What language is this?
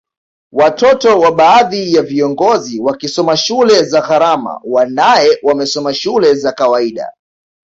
Swahili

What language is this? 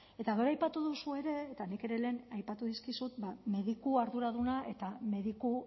Basque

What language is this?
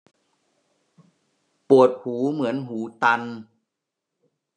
Thai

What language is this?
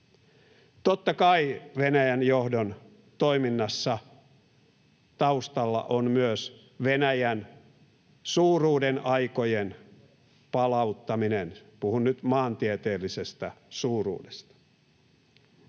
Finnish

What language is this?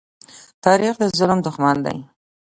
Pashto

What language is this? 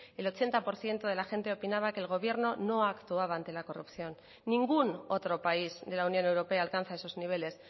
Spanish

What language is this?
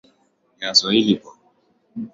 Swahili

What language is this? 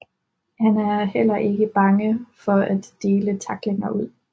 Danish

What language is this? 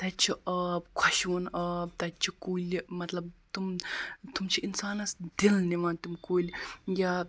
Kashmiri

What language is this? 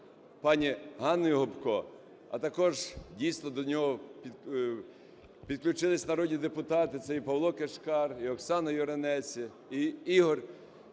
Ukrainian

